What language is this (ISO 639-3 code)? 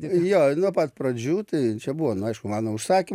lit